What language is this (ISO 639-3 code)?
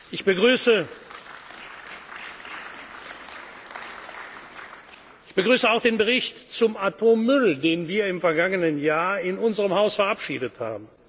deu